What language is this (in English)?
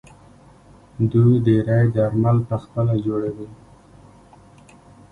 Pashto